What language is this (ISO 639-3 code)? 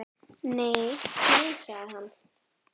isl